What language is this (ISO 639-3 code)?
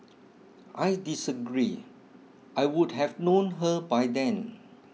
eng